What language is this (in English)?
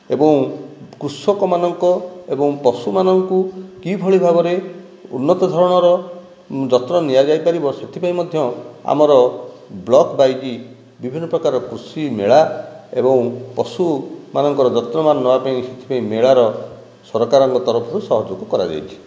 Odia